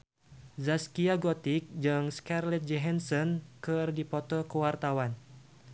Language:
Sundanese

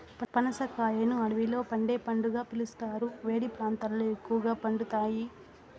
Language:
Telugu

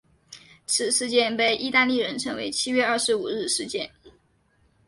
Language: Chinese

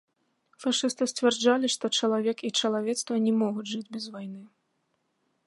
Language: Belarusian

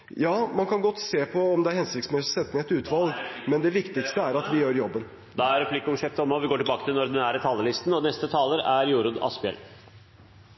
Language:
Norwegian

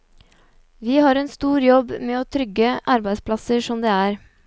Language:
Norwegian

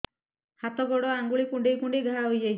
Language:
Odia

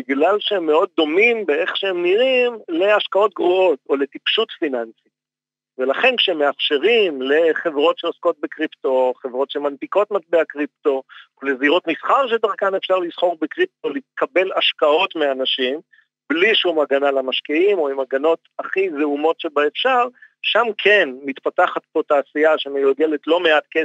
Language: Hebrew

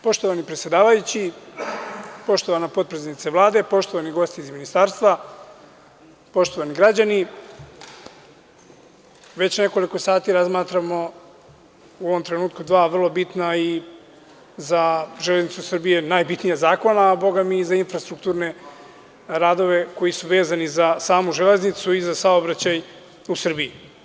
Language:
Serbian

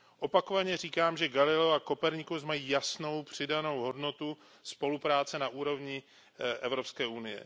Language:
Czech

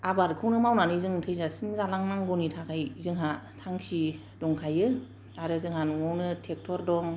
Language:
Bodo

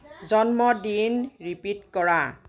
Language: Assamese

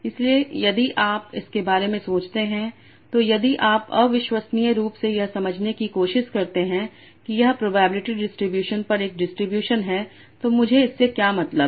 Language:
Hindi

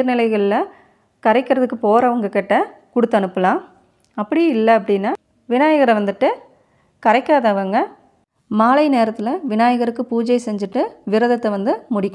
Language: Arabic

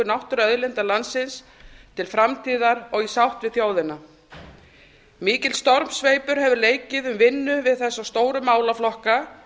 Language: Icelandic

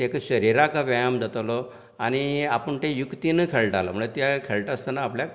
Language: Konkani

